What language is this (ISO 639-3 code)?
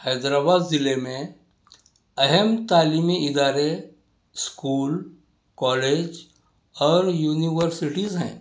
urd